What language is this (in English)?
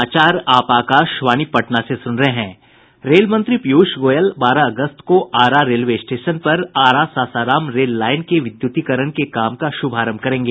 Hindi